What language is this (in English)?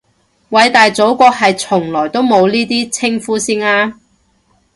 Cantonese